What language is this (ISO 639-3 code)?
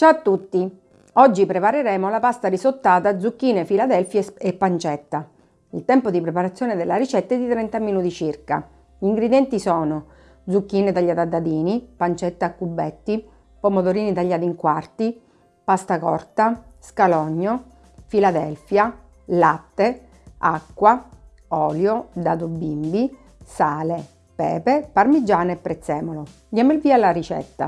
ita